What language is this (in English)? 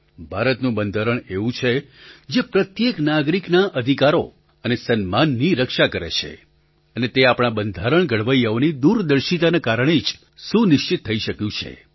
Gujarati